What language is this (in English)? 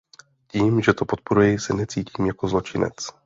Czech